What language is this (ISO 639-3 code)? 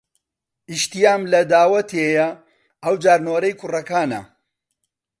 ckb